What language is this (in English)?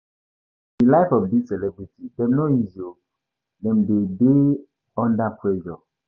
Nigerian Pidgin